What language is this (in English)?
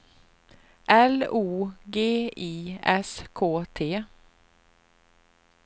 Swedish